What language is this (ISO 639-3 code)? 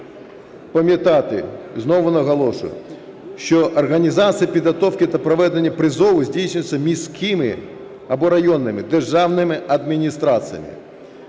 ukr